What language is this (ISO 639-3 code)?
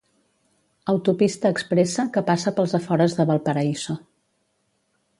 cat